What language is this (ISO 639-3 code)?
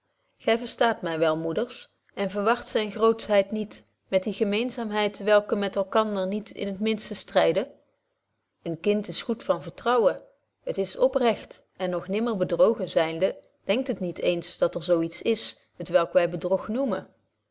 nld